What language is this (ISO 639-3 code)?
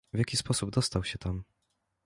pol